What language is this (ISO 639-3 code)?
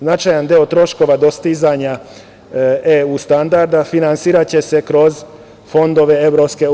srp